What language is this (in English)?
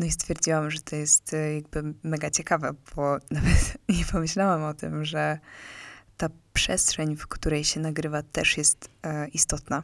Polish